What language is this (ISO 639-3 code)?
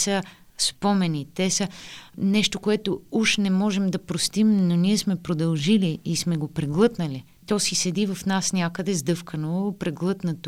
bul